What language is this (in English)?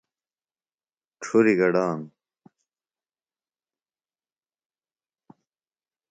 Phalura